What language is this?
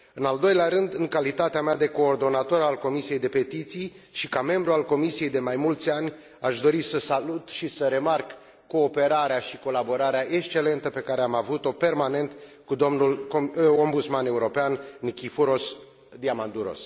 Romanian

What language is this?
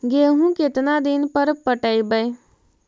Magahi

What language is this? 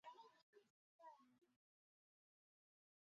Chinese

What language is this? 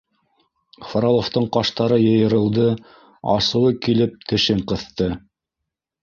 Bashkir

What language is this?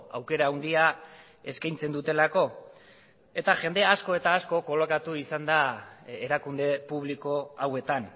Basque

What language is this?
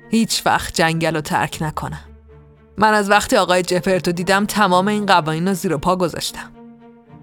Persian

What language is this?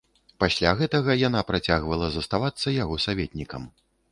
Belarusian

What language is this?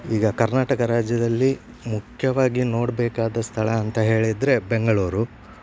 Kannada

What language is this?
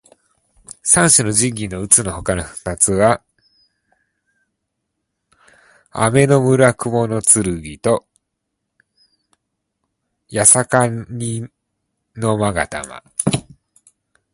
Japanese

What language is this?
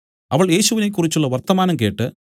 Malayalam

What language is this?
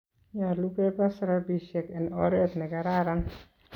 Kalenjin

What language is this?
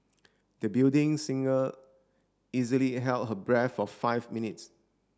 English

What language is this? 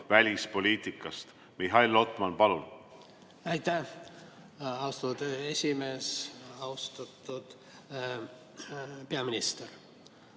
Estonian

